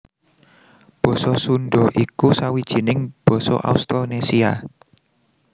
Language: Javanese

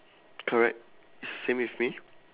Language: English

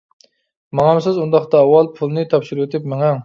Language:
Uyghur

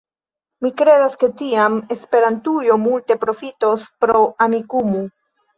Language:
Esperanto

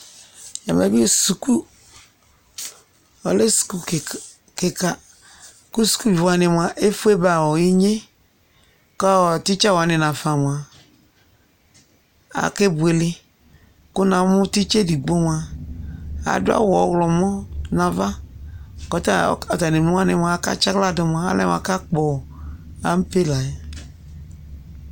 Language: Ikposo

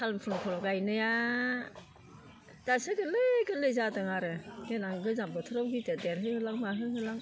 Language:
Bodo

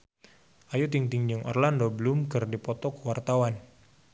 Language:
Sundanese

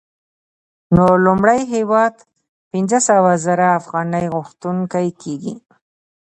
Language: Pashto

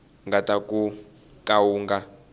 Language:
Tsonga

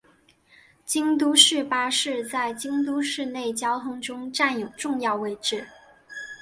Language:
Chinese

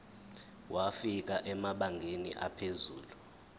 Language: Zulu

